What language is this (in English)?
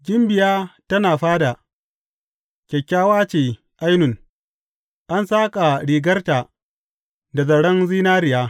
Hausa